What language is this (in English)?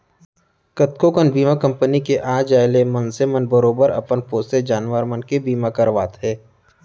Chhattisgarhi